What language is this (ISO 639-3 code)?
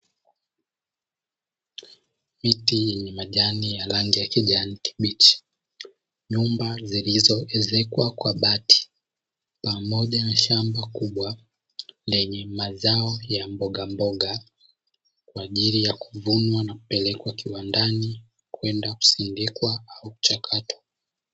swa